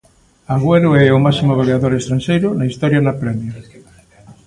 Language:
Galician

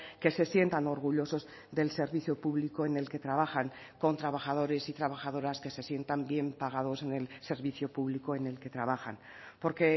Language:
Spanish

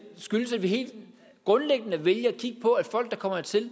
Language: Danish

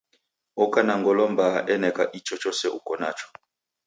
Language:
Taita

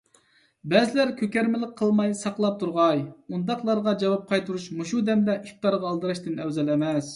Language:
Uyghur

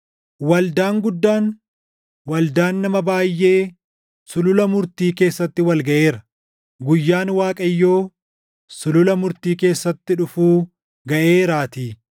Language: Oromo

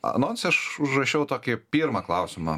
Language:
Lithuanian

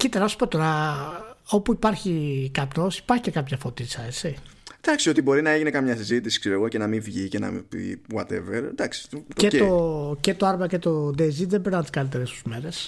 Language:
Greek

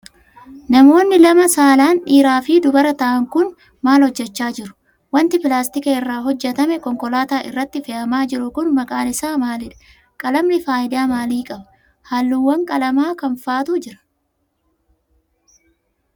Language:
Oromo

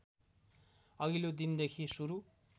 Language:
Nepali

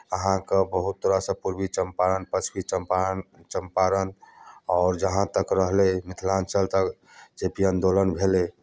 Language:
Maithili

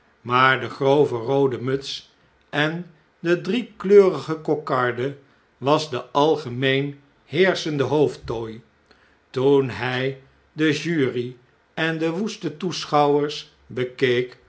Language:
Dutch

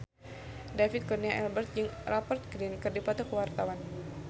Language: Sundanese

